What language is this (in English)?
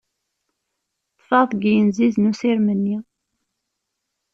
Kabyle